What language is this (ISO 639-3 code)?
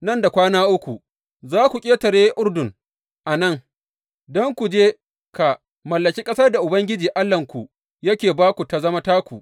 hau